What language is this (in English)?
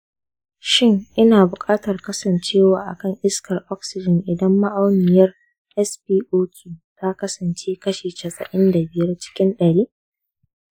Hausa